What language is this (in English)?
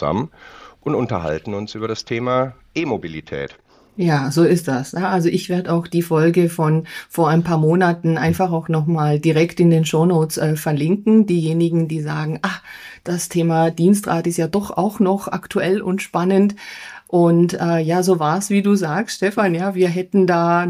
German